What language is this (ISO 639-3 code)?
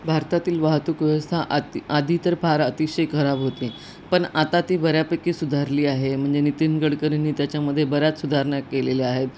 mar